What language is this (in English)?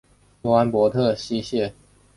Chinese